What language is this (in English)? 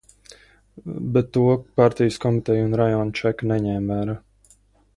Latvian